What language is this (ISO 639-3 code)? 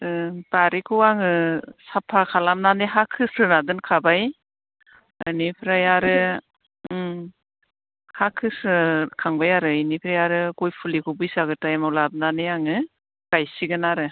brx